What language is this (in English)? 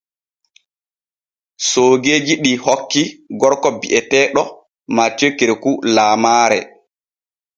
Borgu Fulfulde